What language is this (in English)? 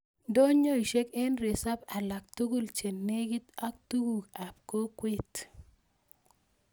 Kalenjin